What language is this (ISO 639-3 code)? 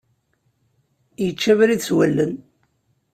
kab